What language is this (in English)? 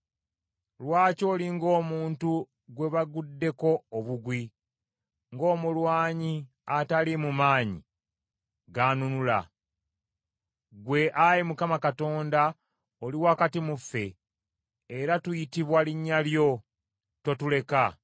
Ganda